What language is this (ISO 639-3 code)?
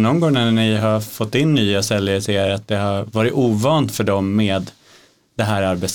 swe